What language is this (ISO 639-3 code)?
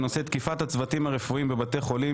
heb